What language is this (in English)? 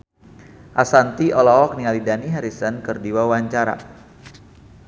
Sundanese